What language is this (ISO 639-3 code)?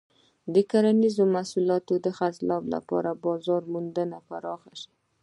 pus